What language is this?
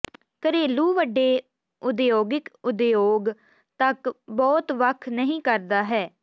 Punjabi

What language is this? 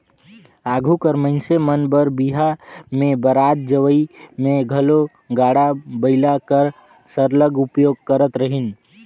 Chhattisgarhi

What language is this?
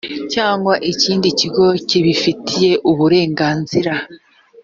Kinyarwanda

